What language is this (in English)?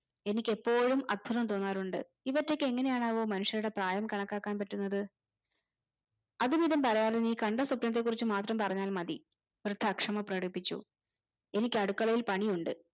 Malayalam